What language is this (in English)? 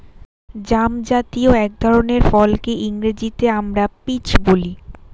Bangla